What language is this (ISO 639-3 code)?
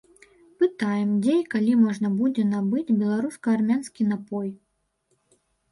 bel